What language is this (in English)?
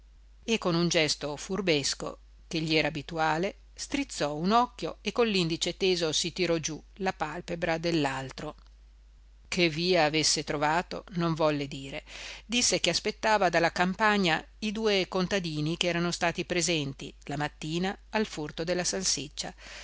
Italian